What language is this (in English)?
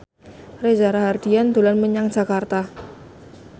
Javanese